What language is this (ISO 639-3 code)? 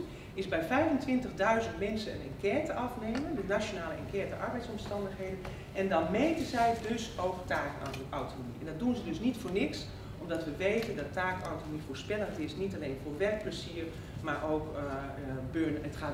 nld